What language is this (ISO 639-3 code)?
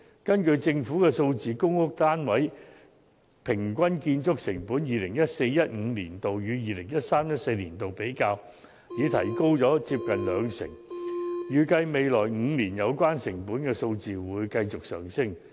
yue